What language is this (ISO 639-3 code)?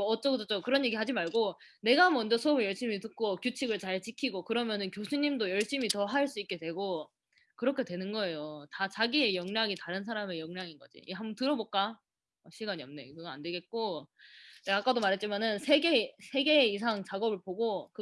kor